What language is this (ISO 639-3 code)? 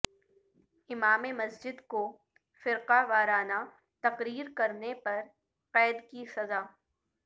urd